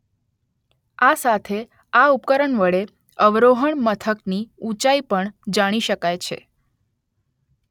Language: Gujarati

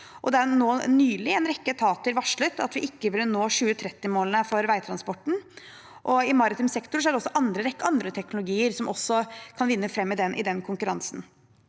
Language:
Norwegian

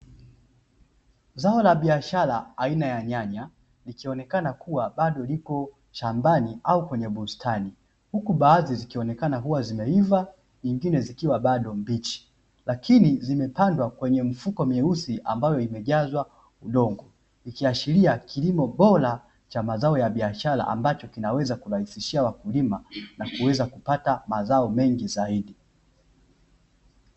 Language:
Swahili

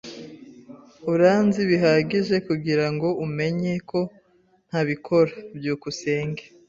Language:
Kinyarwanda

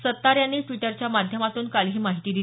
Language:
Marathi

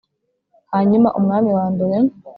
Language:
Kinyarwanda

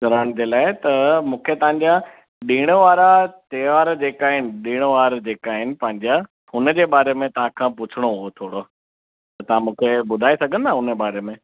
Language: Sindhi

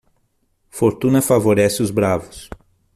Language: Portuguese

